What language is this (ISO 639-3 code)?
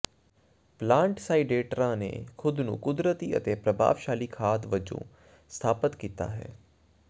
pan